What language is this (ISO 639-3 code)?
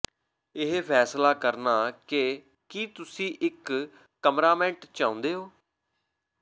pan